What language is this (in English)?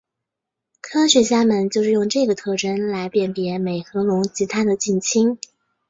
Chinese